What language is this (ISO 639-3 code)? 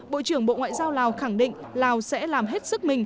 vie